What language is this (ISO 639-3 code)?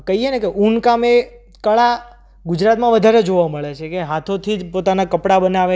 guj